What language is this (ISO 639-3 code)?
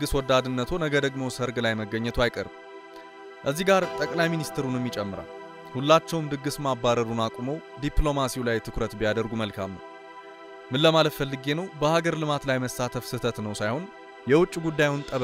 tur